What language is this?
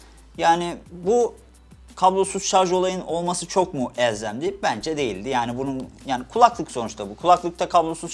Turkish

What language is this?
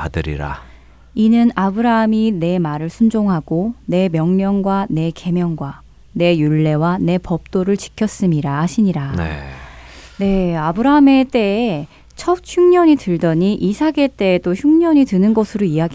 Korean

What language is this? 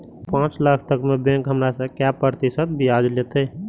Maithili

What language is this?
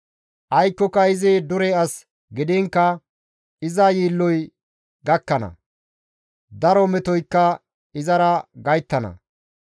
Gamo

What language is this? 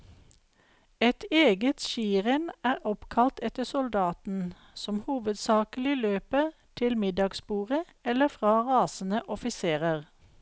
Norwegian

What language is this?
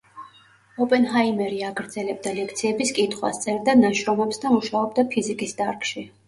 Georgian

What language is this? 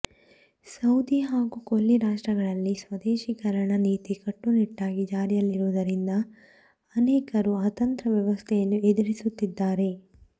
Kannada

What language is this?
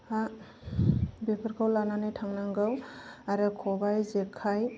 Bodo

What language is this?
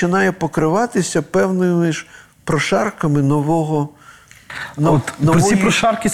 Ukrainian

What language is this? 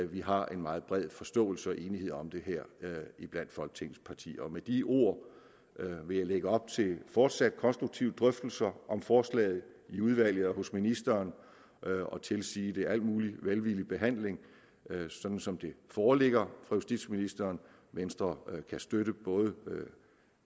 Danish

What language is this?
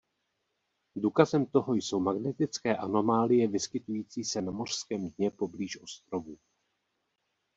Czech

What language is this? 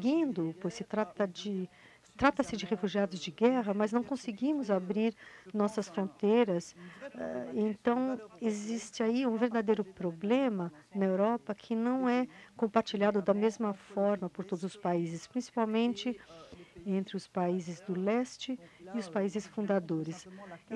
Portuguese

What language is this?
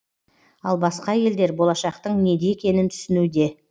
Kazakh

